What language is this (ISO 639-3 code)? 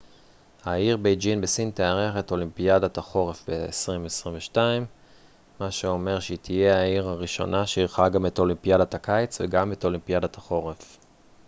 heb